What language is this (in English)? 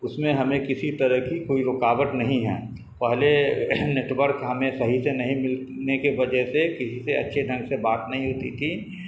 Urdu